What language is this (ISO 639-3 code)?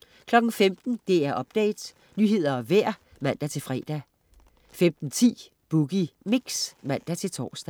dan